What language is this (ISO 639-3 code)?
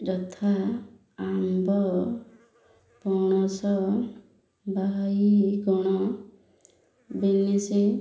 ori